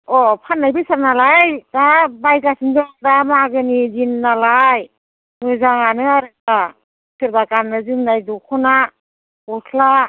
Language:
Bodo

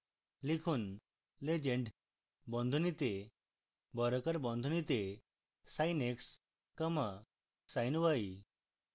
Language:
Bangla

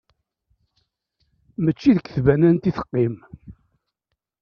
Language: Kabyle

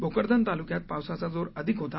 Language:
Marathi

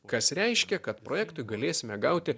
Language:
Lithuanian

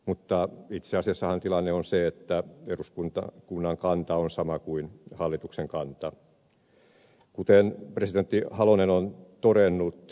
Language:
Finnish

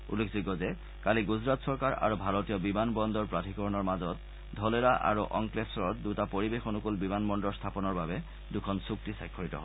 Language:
Assamese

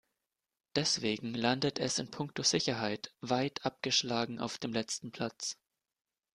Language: German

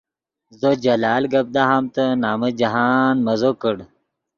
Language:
Yidgha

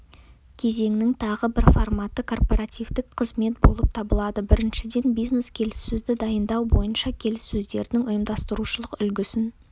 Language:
Kazakh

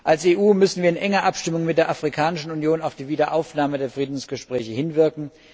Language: German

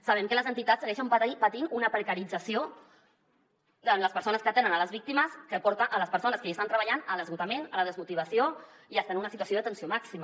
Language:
Catalan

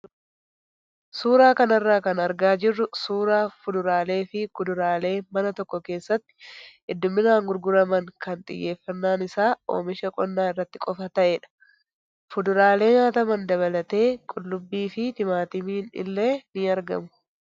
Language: Oromo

